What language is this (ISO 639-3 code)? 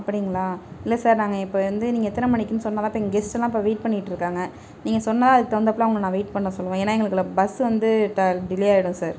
tam